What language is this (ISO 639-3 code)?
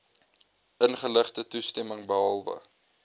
afr